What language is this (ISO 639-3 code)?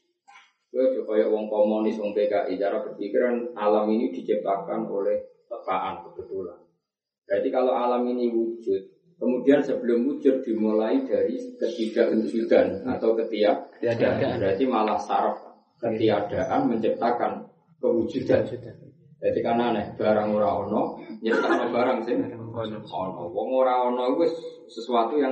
ind